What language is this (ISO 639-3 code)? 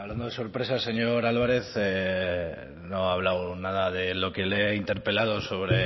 spa